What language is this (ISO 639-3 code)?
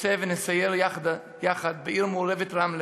heb